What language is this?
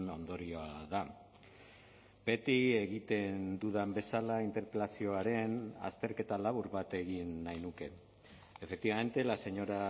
Basque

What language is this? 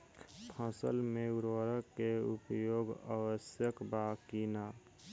Bhojpuri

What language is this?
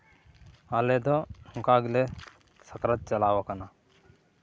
Santali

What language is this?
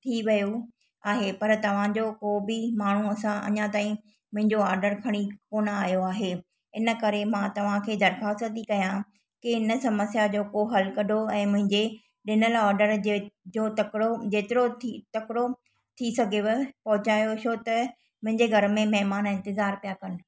Sindhi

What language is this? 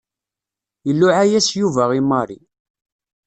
Kabyle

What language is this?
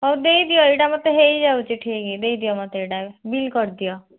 Odia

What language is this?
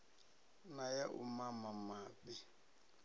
Venda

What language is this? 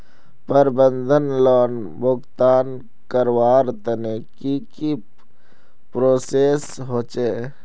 Magahi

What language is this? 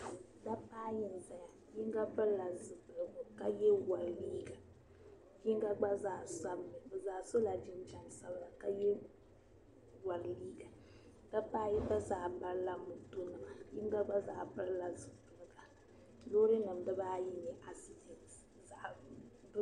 Dagbani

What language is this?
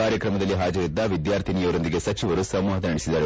Kannada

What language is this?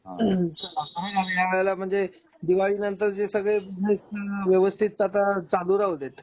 Marathi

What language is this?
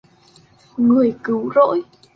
Vietnamese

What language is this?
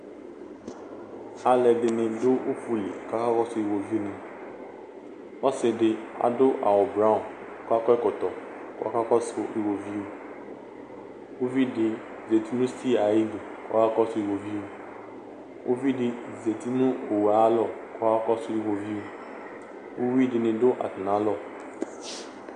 Ikposo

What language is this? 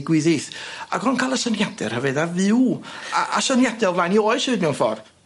Welsh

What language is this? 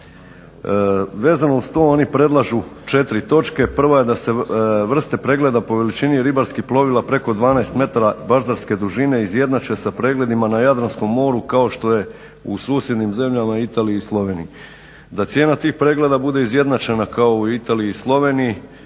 Croatian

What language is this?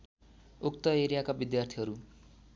Nepali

